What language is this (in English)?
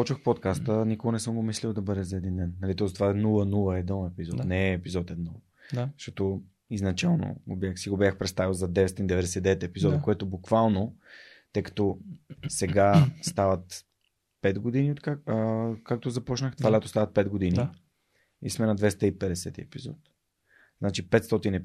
Bulgarian